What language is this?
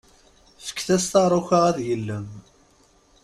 Kabyle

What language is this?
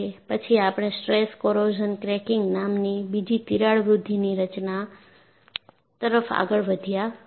Gujarati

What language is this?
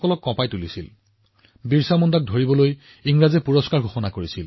Assamese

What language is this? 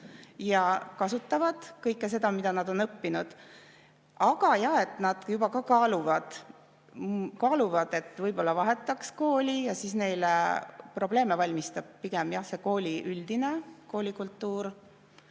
Estonian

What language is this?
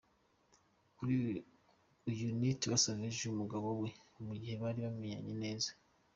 Kinyarwanda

